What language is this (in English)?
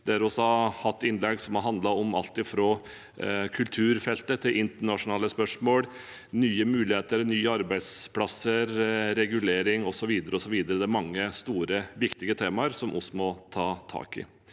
Norwegian